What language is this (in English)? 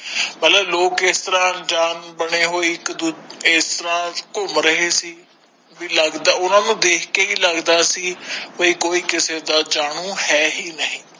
Punjabi